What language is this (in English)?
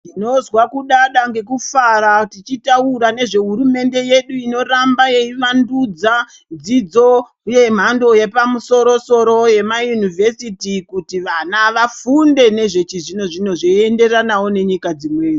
Ndau